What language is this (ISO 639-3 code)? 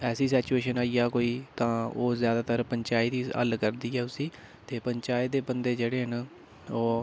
doi